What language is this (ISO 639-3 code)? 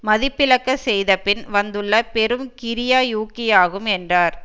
tam